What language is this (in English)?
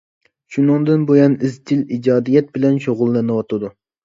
Uyghur